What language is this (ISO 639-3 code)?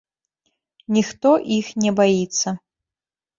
bel